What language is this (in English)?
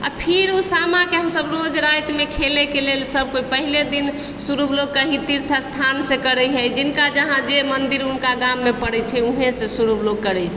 Maithili